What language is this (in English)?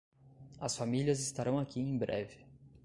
Portuguese